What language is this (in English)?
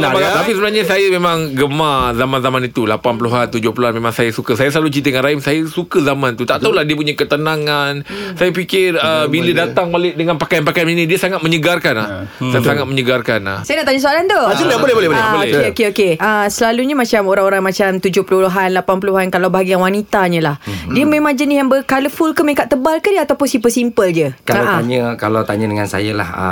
Malay